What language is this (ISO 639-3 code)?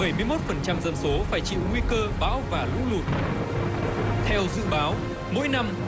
vie